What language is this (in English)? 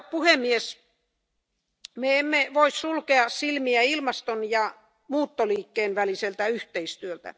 Finnish